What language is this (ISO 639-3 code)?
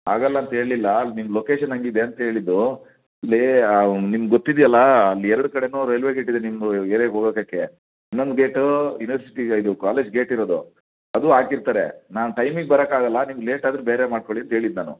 kan